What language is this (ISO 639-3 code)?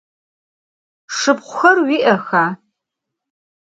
ady